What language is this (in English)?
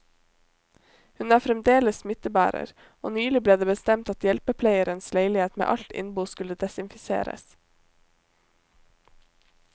Norwegian